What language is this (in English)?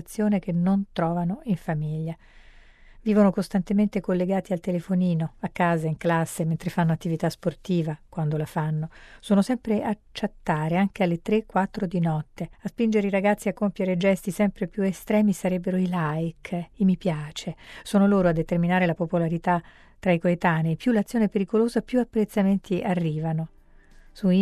Italian